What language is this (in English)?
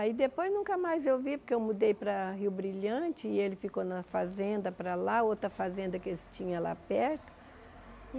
Portuguese